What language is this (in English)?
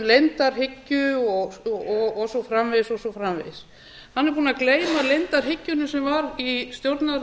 Icelandic